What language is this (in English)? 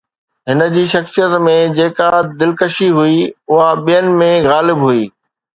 Sindhi